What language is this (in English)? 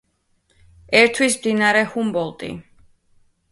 Georgian